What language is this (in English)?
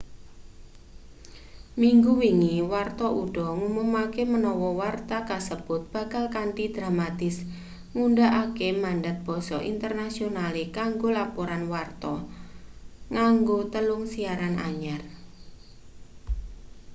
Javanese